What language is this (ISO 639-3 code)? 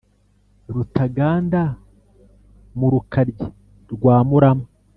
kin